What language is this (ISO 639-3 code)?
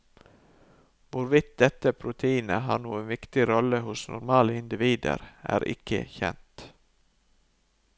nor